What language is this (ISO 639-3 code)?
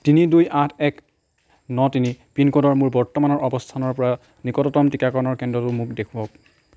asm